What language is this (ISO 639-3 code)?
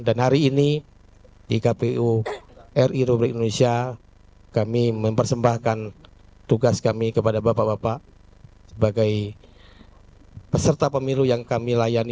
ind